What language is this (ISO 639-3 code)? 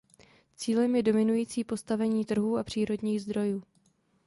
ces